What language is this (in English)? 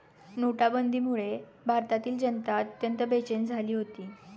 Marathi